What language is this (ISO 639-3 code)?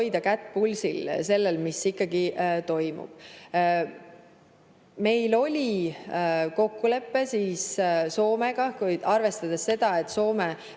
est